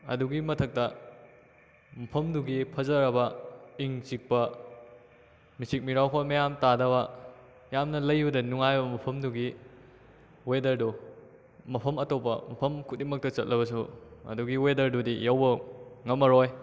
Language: Manipuri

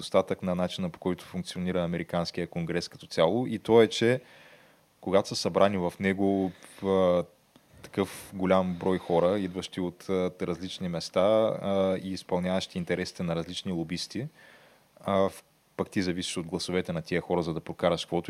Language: Bulgarian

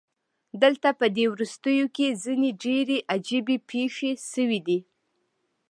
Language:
Pashto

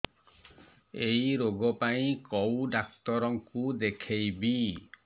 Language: Odia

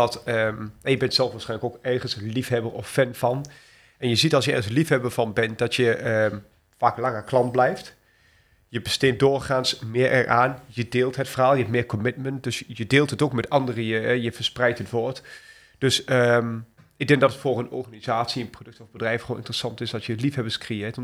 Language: Dutch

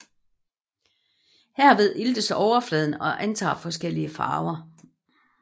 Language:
Danish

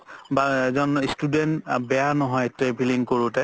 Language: Assamese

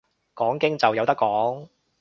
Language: Cantonese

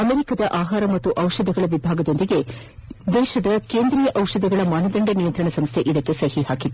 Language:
Kannada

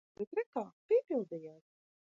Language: Latvian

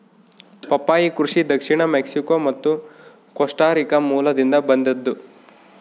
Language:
Kannada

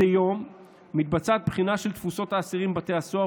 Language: Hebrew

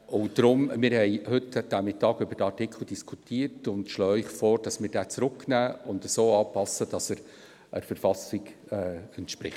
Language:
Swiss German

